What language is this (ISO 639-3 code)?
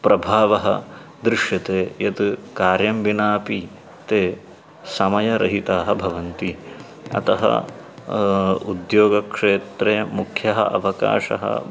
san